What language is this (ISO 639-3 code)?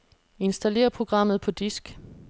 dan